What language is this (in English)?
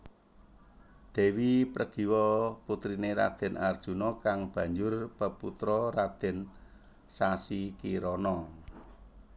Javanese